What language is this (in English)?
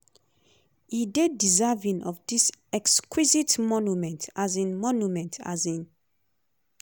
Nigerian Pidgin